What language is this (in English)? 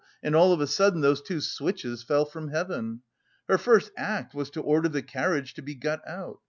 English